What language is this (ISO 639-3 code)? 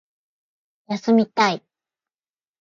jpn